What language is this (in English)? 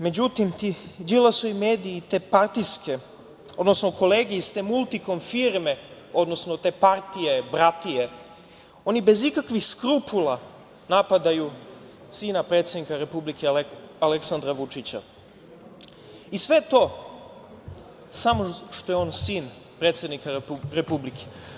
Serbian